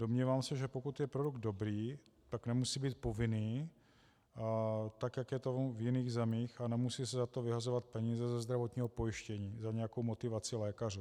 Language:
Czech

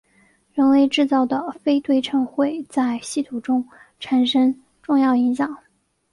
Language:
Chinese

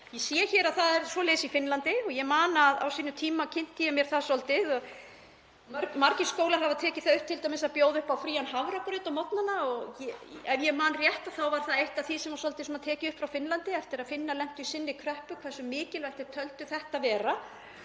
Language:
Icelandic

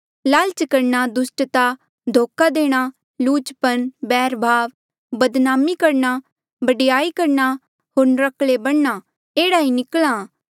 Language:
Mandeali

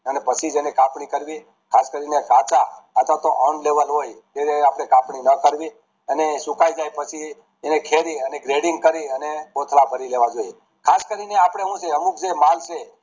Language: Gujarati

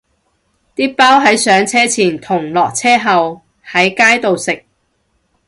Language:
Cantonese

